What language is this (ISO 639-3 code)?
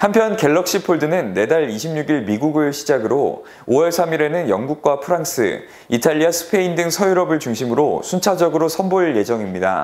kor